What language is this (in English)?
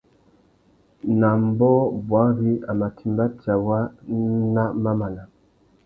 Tuki